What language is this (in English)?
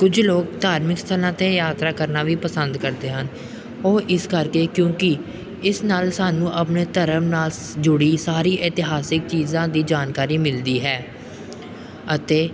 Punjabi